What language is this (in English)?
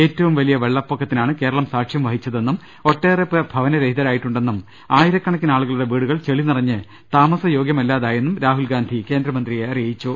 Malayalam